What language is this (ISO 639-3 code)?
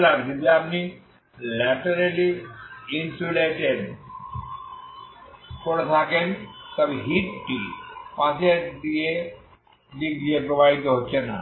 ben